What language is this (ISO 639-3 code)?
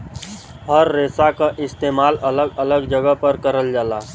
bho